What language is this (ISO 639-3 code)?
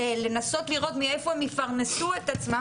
heb